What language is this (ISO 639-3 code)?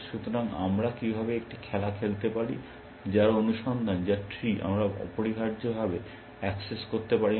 ben